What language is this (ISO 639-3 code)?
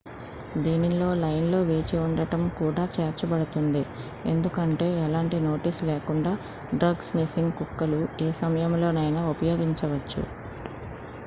tel